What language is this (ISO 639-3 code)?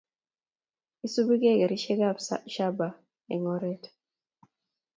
kln